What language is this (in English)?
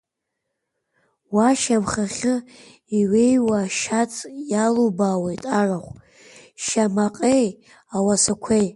Abkhazian